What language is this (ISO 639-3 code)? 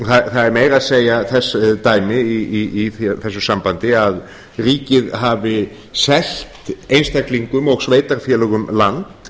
isl